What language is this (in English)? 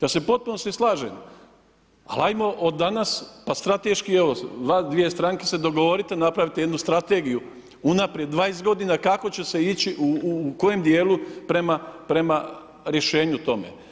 Croatian